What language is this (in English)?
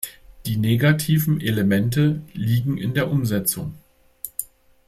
German